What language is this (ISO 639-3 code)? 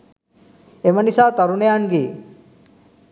sin